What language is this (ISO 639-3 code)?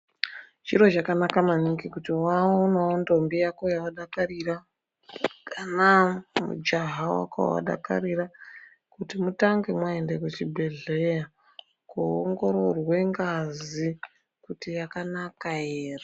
ndc